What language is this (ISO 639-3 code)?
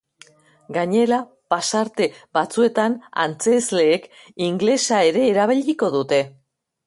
eus